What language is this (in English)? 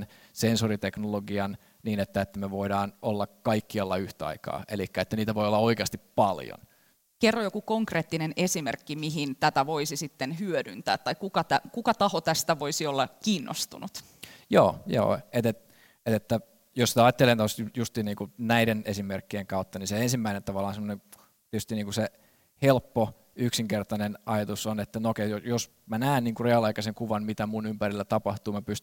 Finnish